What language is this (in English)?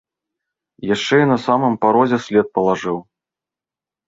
Belarusian